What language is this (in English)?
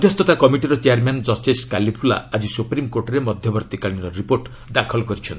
Odia